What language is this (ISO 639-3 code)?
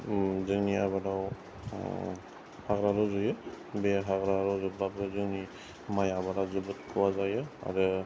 brx